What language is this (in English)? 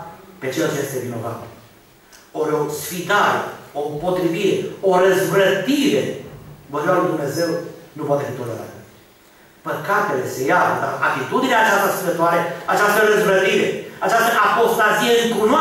Romanian